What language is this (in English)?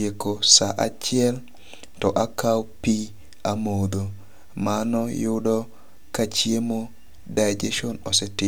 Luo (Kenya and Tanzania)